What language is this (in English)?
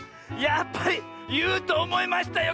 Japanese